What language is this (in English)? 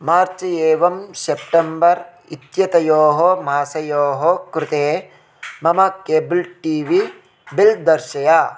Sanskrit